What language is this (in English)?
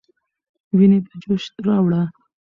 Pashto